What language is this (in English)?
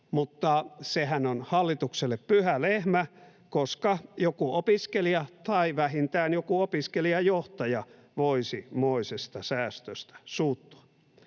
Finnish